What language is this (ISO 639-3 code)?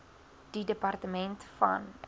afr